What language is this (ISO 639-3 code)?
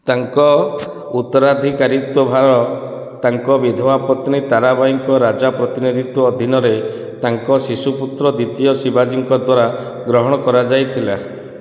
ori